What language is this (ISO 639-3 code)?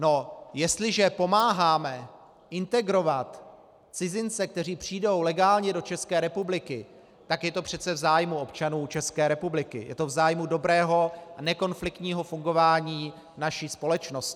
ces